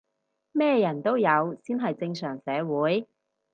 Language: Cantonese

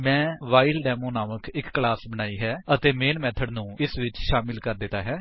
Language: Punjabi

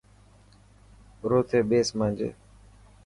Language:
Dhatki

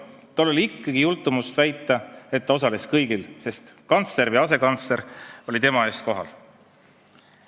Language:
Estonian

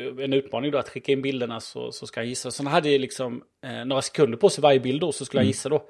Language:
Swedish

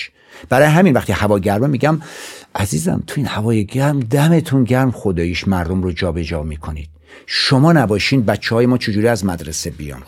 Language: Persian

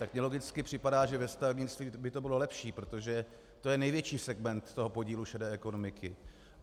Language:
Czech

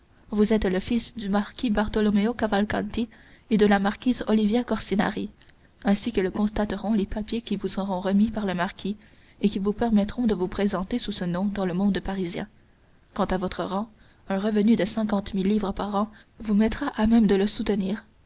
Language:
French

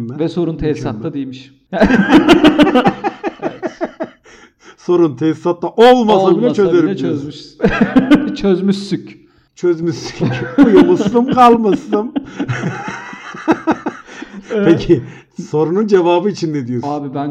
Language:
Turkish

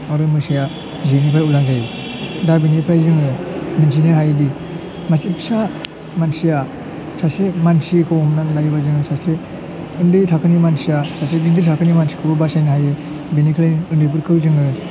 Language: Bodo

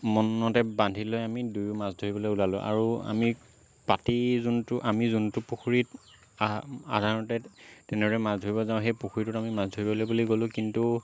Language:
Assamese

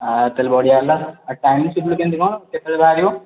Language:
Odia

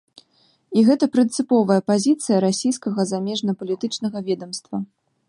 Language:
Belarusian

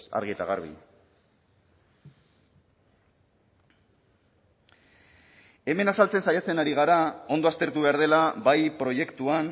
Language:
Basque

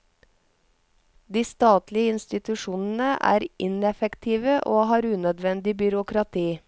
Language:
Norwegian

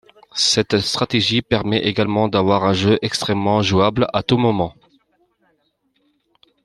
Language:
French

